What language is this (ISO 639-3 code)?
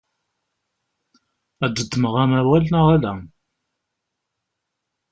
kab